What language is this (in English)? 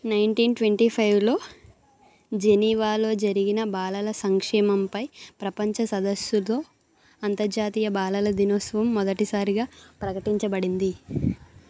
Telugu